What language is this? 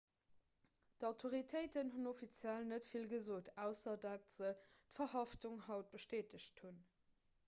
Luxembourgish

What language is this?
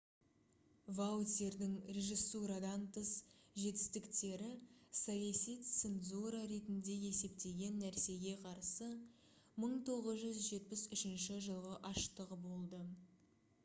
Kazakh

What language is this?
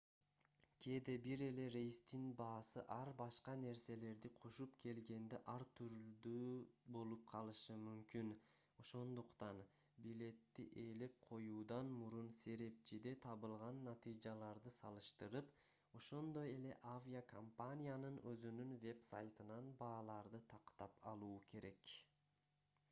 Kyrgyz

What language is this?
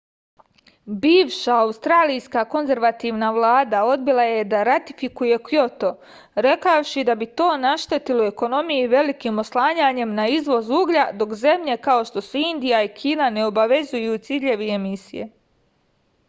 Serbian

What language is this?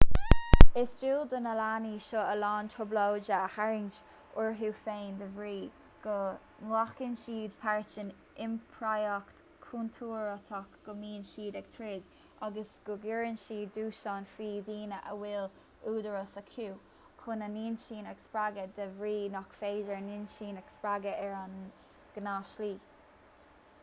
Irish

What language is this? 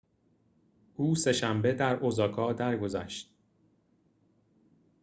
Persian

